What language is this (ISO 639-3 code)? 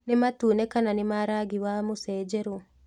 kik